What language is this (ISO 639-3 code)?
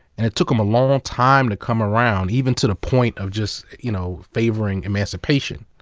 eng